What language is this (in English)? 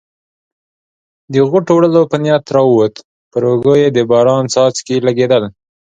Pashto